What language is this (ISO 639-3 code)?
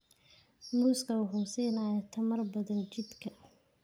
som